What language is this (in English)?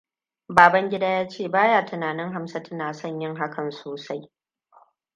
Hausa